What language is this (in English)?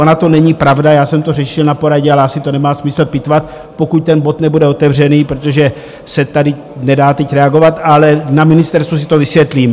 Czech